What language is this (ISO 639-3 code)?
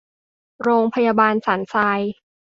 tha